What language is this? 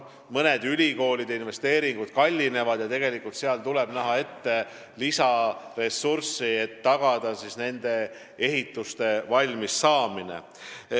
Estonian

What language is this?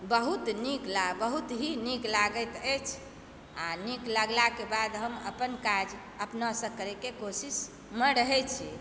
Maithili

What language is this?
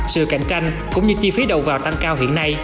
Vietnamese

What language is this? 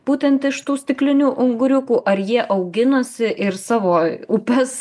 Lithuanian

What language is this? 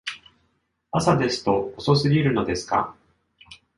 Japanese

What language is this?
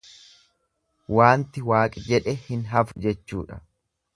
Oromo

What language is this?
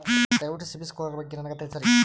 Kannada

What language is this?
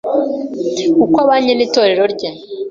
Kinyarwanda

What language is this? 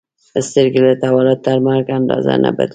Pashto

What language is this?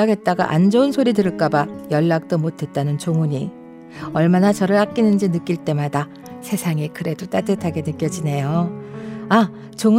Korean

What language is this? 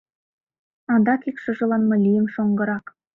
Mari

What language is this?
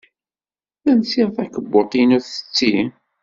Kabyle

